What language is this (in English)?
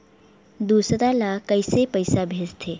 Chhattisgarhi